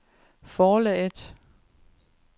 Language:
Danish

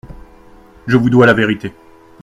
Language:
French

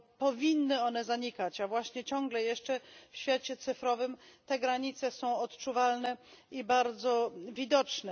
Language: Polish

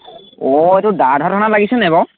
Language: Assamese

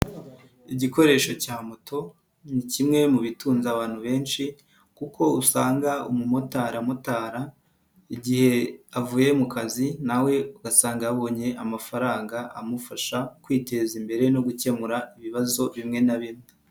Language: Kinyarwanda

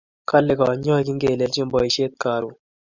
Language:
Kalenjin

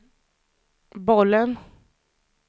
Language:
Swedish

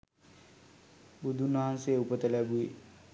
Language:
Sinhala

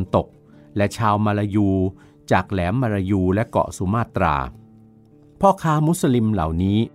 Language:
Thai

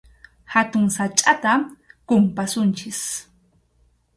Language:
Arequipa-La Unión Quechua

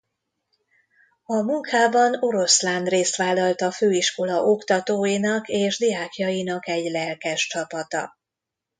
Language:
Hungarian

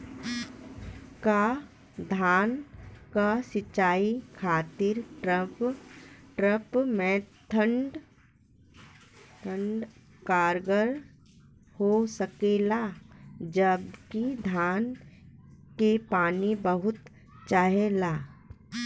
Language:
Bhojpuri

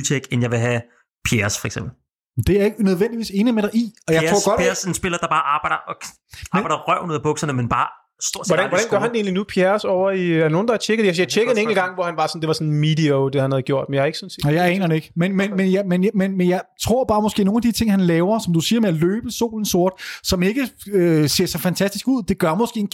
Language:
Danish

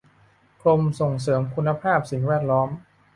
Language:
Thai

